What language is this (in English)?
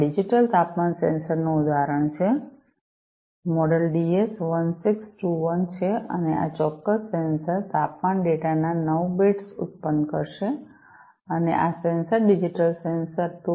Gujarati